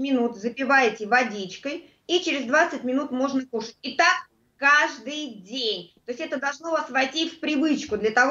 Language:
Russian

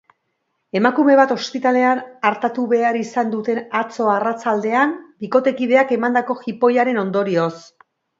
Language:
Basque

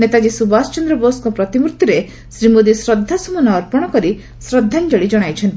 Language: Odia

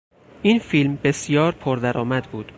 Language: Persian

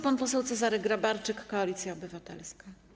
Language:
Polish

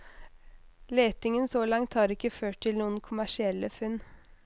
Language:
Norwegian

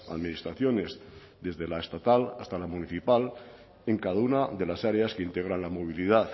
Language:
Spanish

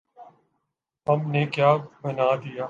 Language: Urdu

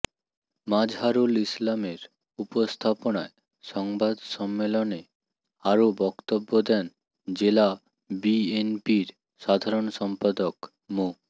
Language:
Bangla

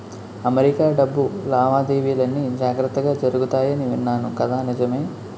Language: Telugu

